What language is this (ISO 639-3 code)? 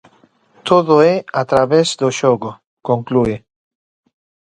glg